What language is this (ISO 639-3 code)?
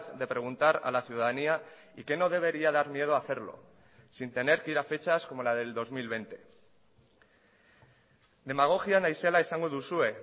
spa